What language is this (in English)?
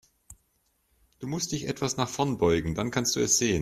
German